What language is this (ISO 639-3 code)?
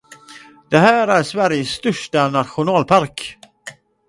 swe